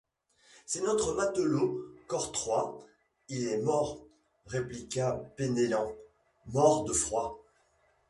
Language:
French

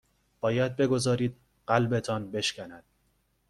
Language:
Persian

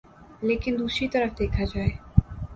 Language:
Urdu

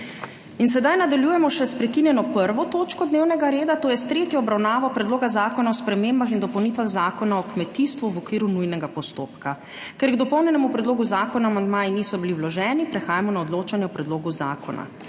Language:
Slovenian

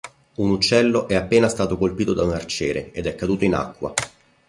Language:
Italian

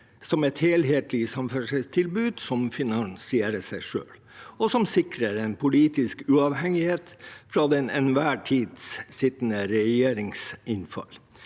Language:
Norwegian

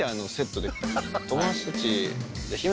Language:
Japanese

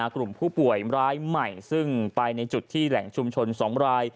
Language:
Thai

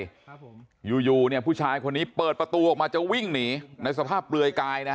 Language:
Thai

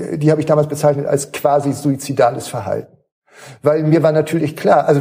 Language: German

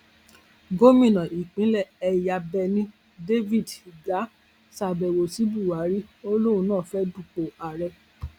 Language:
Yoruba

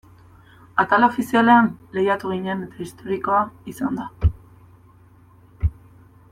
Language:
Basque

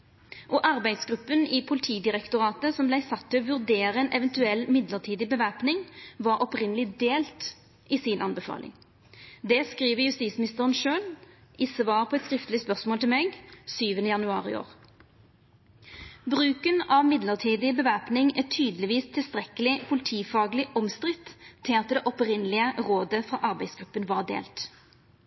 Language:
Norwegian Nynorsk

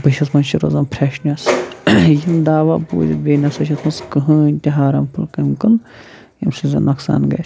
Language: Kashmiri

